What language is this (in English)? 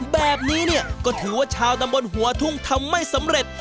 Thai